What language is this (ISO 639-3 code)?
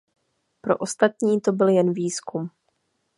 ces